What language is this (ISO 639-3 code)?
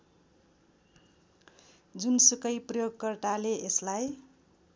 nep